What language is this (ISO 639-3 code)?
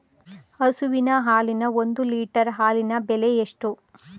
kan